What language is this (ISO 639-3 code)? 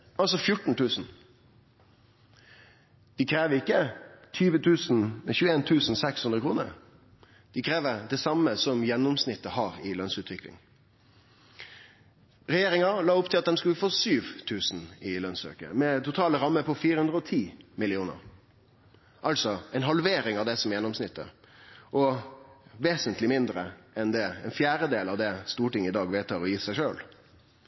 nno